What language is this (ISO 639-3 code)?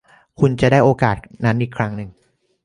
tha